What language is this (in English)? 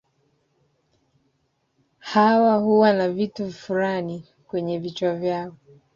Swahili